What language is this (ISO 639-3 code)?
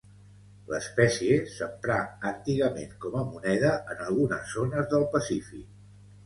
cat